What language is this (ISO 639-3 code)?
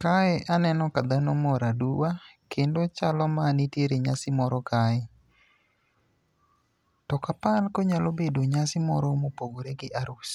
luo